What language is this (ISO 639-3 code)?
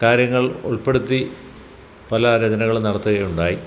mal